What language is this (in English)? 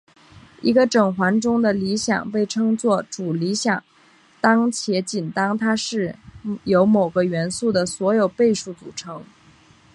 Chinese